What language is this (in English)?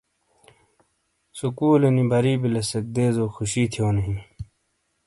Shina